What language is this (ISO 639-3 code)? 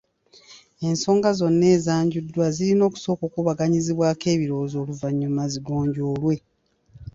lug